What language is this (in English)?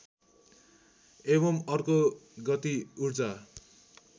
Nepali